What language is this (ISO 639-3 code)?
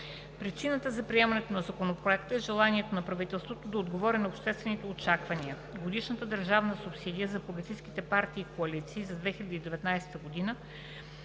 bul